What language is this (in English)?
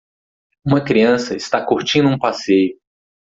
Portuguese